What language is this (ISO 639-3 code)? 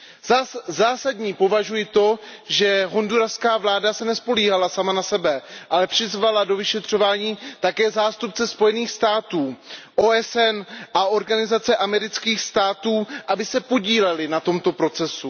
ces